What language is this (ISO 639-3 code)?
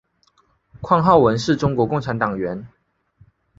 zho